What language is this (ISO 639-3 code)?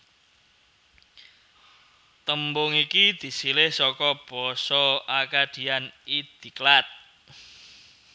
jav